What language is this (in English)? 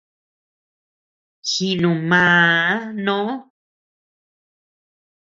Tepeuxila Cuicatec